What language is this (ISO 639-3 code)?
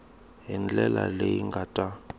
tso